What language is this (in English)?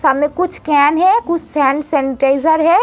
Hindi